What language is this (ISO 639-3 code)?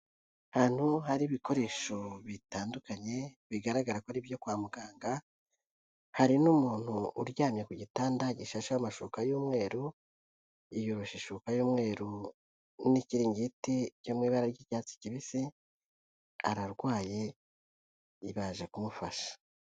kin